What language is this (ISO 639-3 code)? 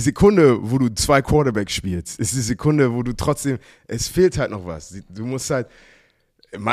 deu